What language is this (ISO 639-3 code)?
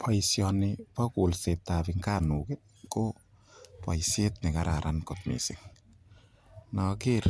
kln